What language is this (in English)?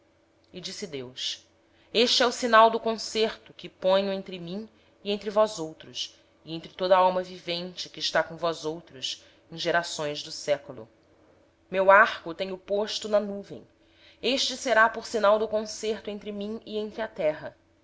Portuguese